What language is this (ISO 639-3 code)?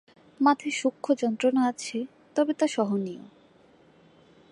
ben